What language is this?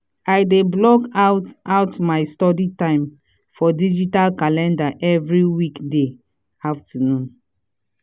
Nigerian Pidgin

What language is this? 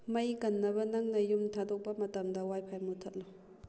Manipuri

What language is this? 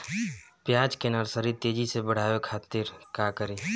Bhojpuri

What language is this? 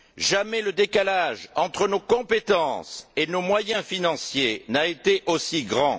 French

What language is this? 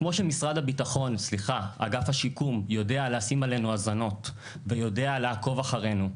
Hebrew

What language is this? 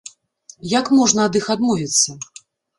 Belarusian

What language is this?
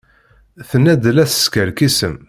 Kabyle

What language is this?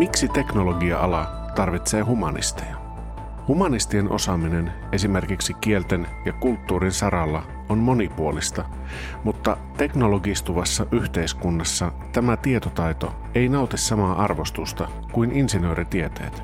Finnish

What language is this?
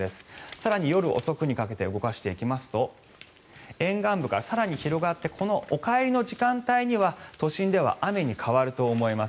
Japanese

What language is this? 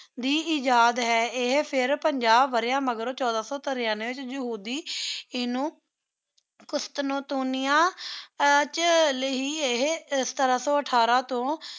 Punjabi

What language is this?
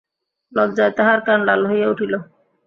Bangla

